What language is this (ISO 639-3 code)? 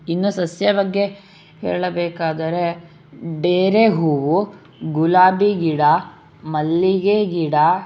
kan